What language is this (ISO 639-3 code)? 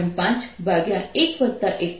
guj